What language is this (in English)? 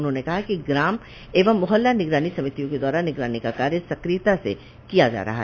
Hindi